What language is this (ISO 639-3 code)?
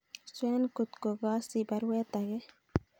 kln